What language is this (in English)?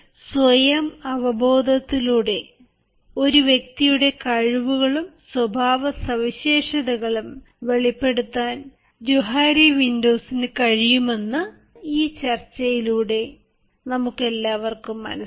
Malayalam